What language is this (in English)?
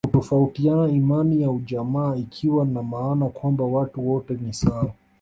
Swahili